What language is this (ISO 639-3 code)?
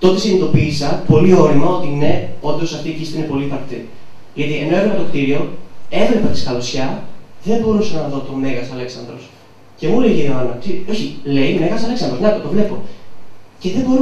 ell